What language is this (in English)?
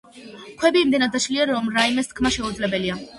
Georgian